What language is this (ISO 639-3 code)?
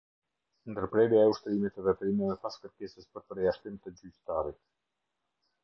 sqi